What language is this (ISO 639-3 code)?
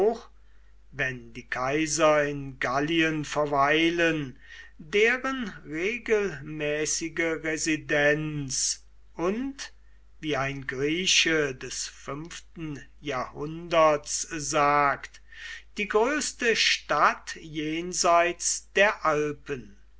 deu